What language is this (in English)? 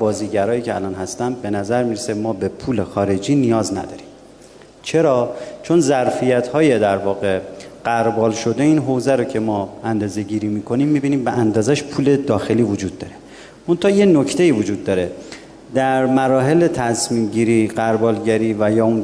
Persian